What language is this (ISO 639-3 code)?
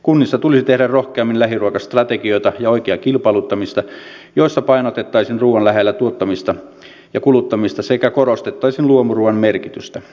fin